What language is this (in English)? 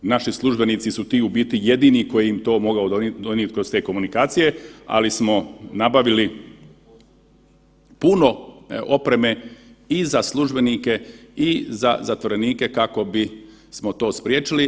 Croatian